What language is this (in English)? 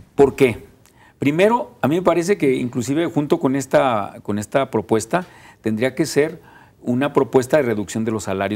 Spanish